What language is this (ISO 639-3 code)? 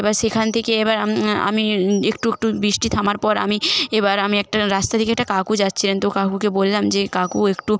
ben